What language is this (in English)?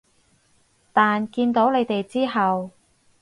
Cantonese